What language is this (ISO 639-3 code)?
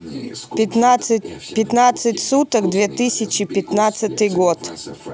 rus